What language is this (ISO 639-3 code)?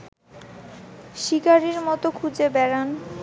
ben